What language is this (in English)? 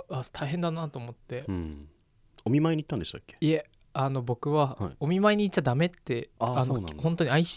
Japanese